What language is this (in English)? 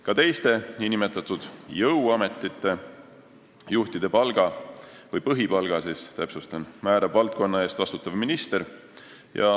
Estonian